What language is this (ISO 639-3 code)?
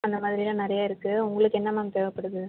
tam